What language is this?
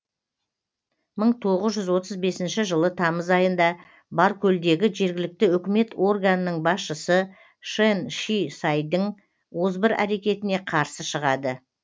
Kazakh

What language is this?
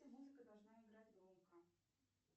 Russian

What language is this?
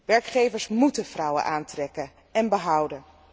Dutch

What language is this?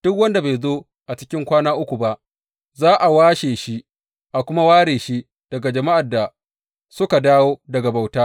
Hausa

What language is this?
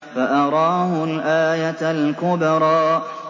Arabic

